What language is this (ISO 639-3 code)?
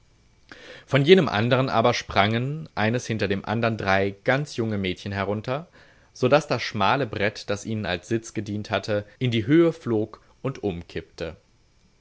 deu